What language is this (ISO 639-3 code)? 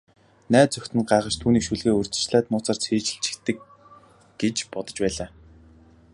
mon